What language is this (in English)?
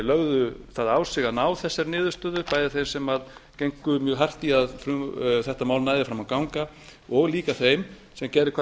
Icelandic